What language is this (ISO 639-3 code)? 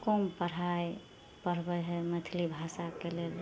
mai